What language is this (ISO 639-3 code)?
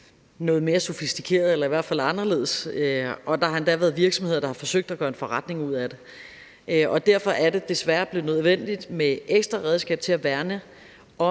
dan